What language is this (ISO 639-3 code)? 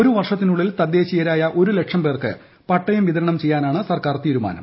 mal